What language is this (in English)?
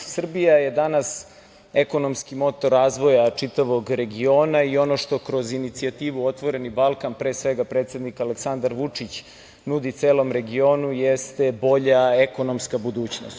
Serbian